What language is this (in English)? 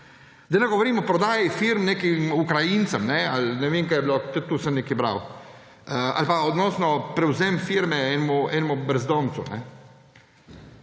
Slovenian